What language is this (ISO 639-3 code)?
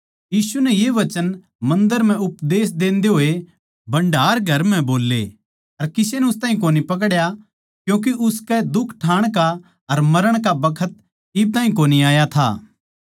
bgc